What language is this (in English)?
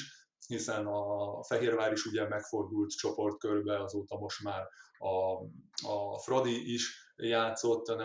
Hungarian